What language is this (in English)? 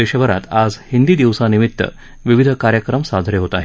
Marathi